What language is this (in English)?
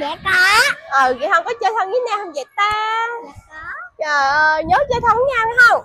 Vietnamese